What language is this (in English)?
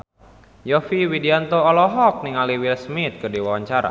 Sundanese